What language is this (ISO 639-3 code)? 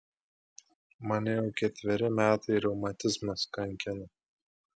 lit